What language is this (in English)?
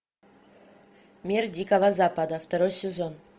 Russian